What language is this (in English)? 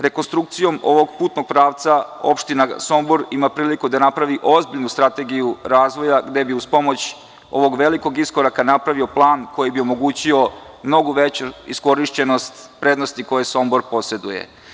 Serbian